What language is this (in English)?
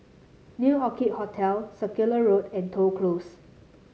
English